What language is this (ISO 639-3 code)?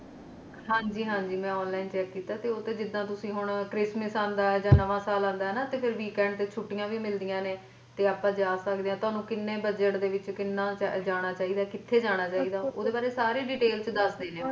pan